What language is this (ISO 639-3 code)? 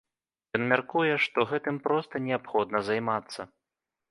bel